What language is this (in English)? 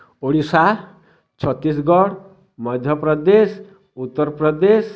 Odia